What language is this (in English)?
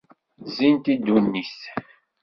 Kabyle